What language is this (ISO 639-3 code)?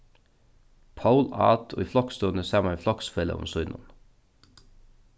fao